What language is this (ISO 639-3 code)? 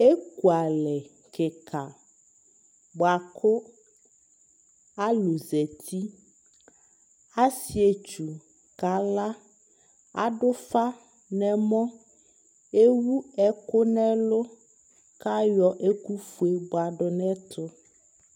kpo